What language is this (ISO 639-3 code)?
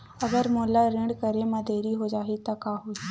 hne